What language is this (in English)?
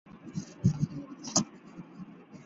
Chinese